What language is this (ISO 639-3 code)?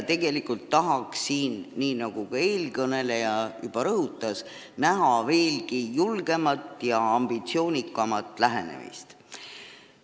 est